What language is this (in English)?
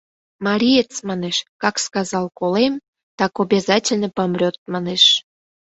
Mari